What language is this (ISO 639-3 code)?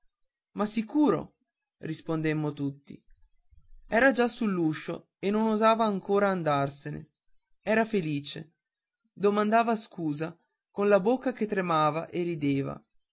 ita